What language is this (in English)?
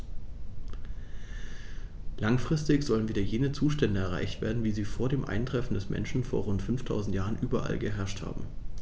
German